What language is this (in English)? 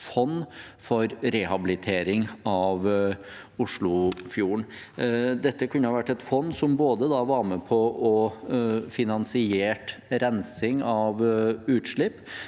Norwegian